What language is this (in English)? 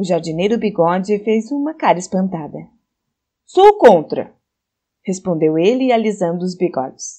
Portuguese